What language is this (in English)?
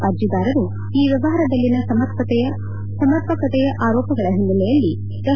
Kannada